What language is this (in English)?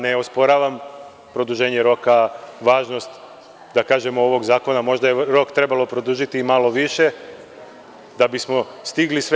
Serbian